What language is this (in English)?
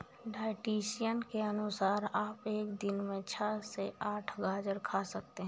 Hindi